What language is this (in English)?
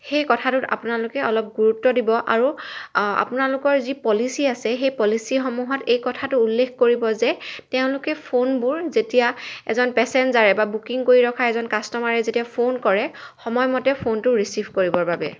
Assamese